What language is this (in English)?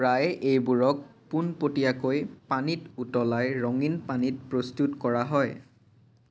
Assamese